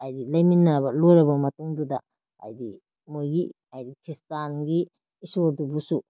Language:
Manipuri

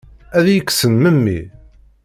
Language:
Kabyle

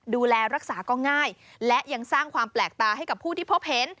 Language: Thai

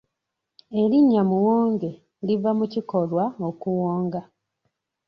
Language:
Ganda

